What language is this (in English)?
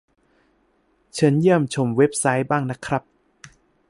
Thai